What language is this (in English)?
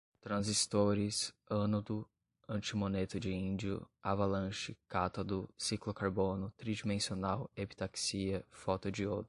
Portuguese